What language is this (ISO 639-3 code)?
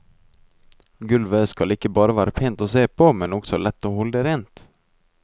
nor